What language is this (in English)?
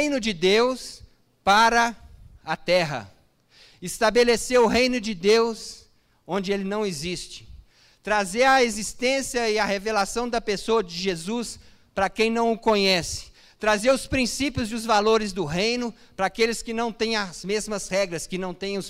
Portuguese